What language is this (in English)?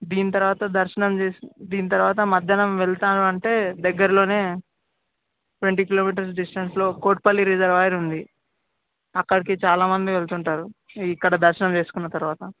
Telugu